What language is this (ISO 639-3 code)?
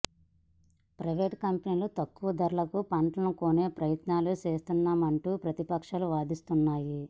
tel